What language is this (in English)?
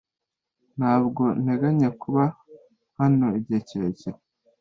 Kinyarwanda